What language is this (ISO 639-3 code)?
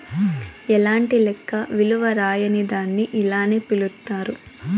tel